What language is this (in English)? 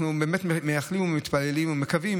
Hebrew